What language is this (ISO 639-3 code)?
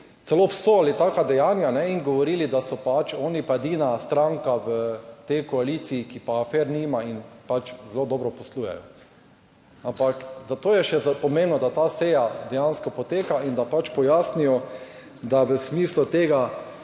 slv